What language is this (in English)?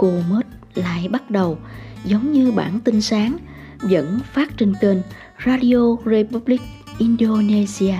Vietnamese